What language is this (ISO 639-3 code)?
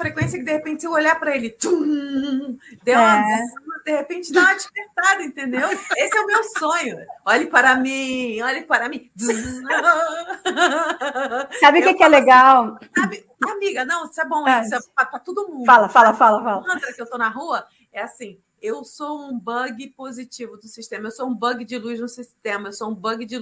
por